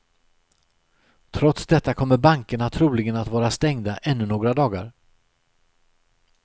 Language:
Swedish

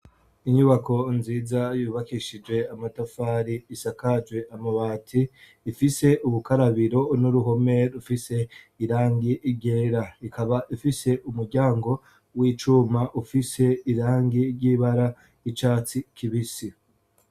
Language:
Rundi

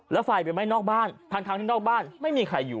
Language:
Thai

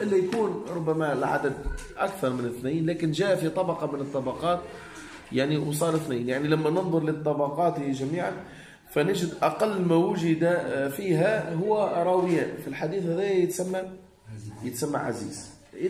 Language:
Arabic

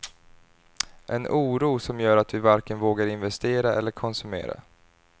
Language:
Swedish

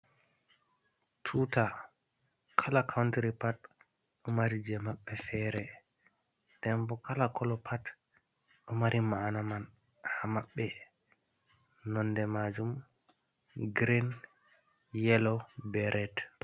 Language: Fula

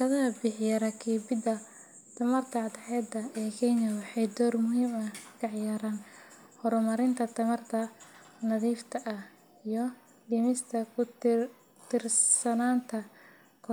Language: Somali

